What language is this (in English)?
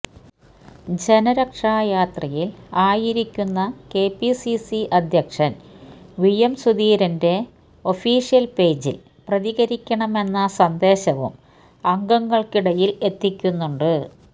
Malayalam